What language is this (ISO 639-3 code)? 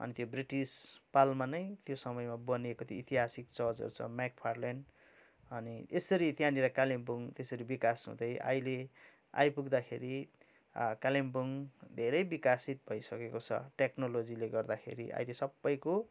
nep